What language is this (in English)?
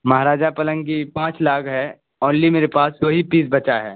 Urdu